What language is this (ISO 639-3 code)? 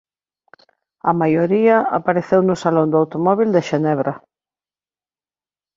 glg